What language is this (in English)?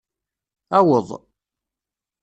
Kabyle